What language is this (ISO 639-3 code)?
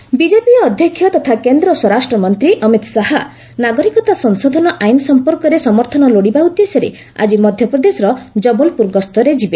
ori